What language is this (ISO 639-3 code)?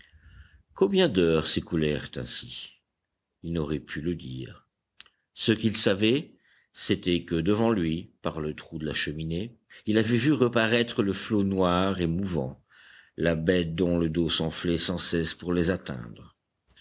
fra